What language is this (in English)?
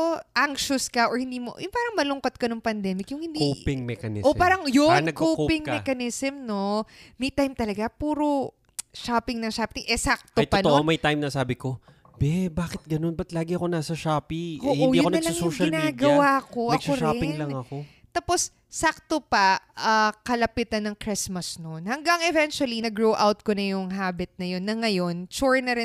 Filipino